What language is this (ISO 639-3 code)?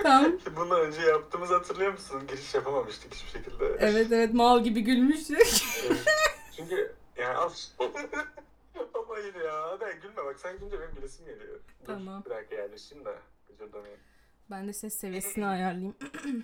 tur